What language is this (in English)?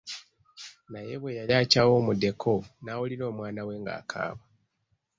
Ganda